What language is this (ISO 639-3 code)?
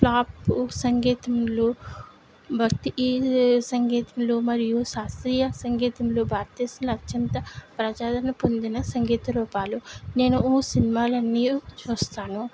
tel